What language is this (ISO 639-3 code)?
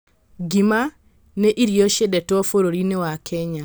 kik